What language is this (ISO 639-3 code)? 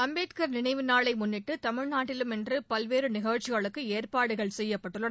tam